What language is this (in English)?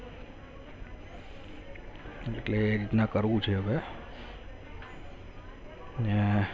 Gujarati